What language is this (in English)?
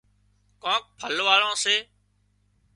Wadiyara Koli